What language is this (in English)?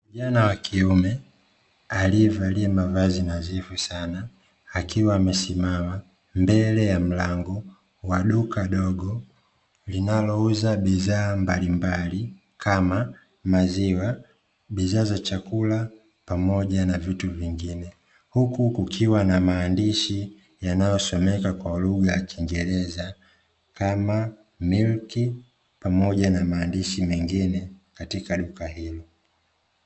Swahili